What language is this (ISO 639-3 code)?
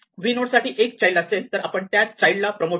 mar